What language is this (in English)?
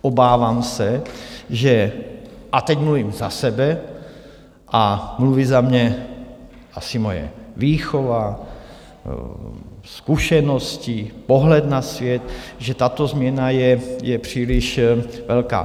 Czech